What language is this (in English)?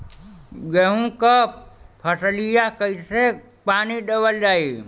Bhojpuri